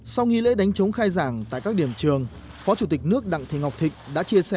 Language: Vietnamese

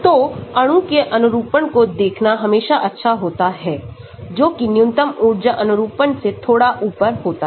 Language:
Hindi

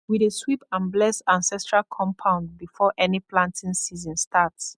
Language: Nigerian Pidgin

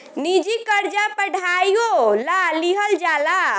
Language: Bhojpuri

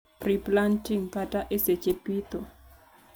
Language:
Luo (Kenya and Tanzania)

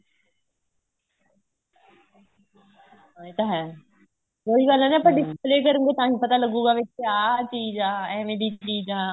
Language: Punjabi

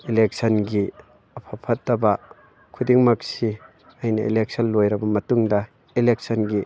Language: Manipuri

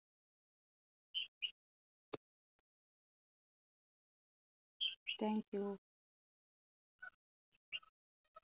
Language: Malayalam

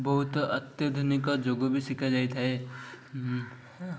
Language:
Odia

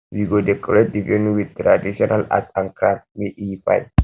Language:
Nigerian Pidgin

